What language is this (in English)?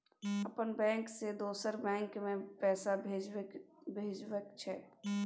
Maithili